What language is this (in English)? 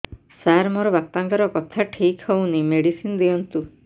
Odia